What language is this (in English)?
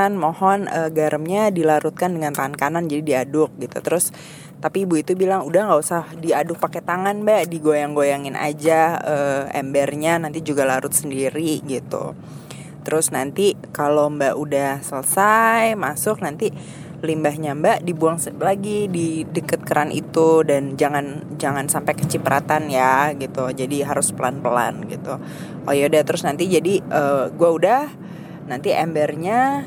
Indonesian